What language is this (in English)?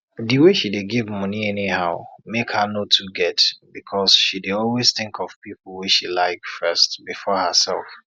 Nigerian Pidgin